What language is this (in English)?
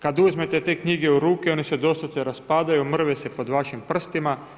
Croatian